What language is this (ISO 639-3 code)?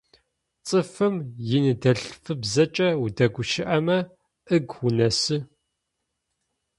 ady